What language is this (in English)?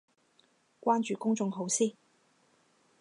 Cantonese